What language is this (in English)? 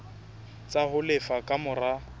Southern Sotho